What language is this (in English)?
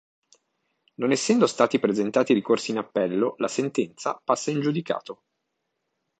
Italian